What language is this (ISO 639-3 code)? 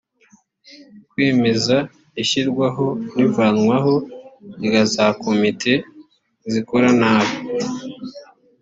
kin